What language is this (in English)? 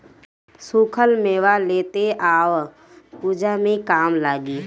Bhojpuri